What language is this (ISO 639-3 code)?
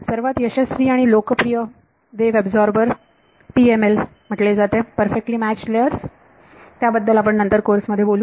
mar